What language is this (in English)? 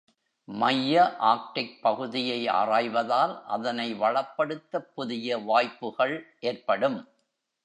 Tamil